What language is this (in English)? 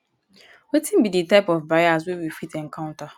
Nigerian Pidgin